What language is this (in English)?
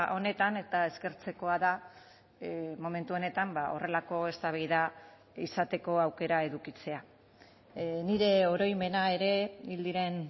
Basque